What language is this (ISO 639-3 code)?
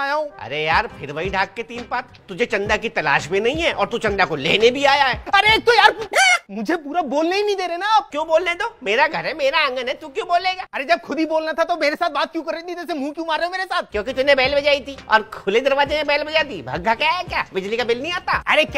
hin